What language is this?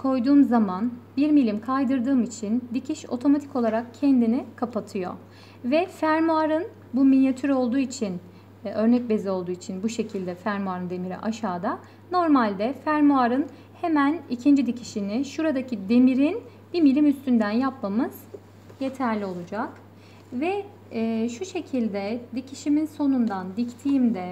Turkish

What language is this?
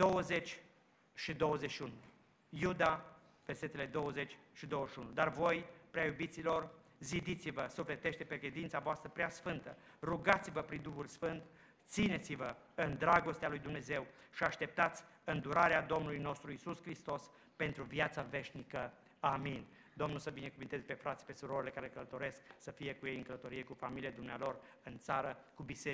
Romanian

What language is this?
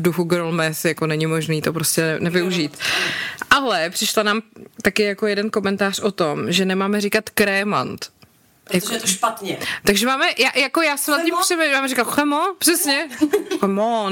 Czech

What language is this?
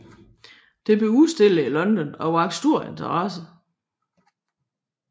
Danish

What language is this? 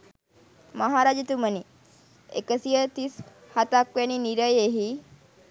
Sinhala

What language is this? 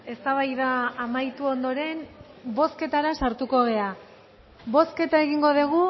Basque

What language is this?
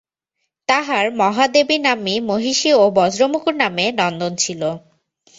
Bangla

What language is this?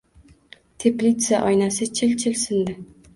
Uzbek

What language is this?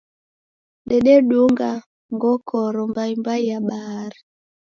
Taita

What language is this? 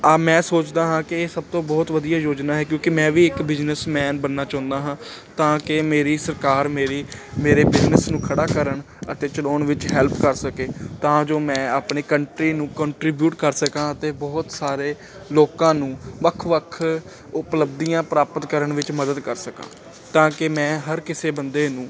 Punjabi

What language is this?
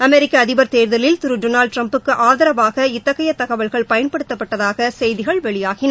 Tamil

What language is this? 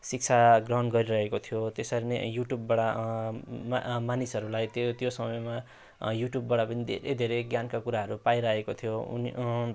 Nepali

